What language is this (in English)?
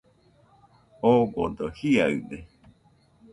Nüpode Huitoto